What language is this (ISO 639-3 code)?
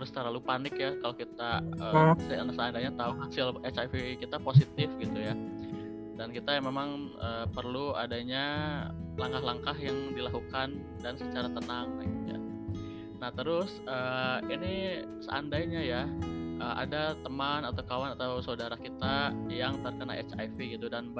ind